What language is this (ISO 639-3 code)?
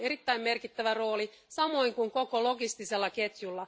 fin